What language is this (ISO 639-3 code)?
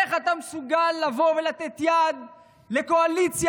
heb